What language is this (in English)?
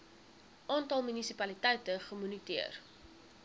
Afrikaans